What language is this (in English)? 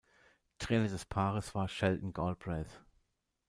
German